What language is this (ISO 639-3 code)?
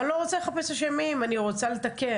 heb